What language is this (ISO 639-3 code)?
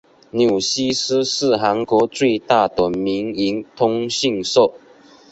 zho